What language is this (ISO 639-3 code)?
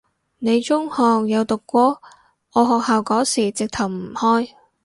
yue